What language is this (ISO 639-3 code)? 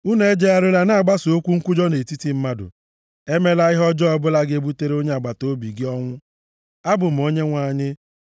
ibo